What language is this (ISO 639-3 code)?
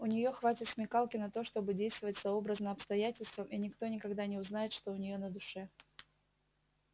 rus